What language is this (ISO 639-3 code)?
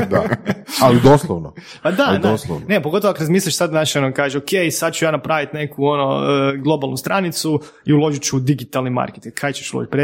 hrv